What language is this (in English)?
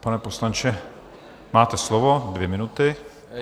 Czech